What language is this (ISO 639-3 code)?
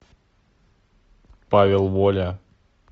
rus